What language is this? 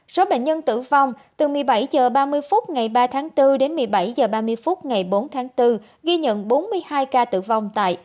Vietnamese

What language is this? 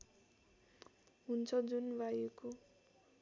Nepali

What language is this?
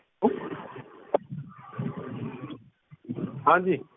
Punjabi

